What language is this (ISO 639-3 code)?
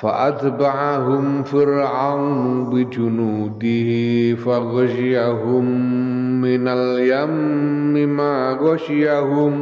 ind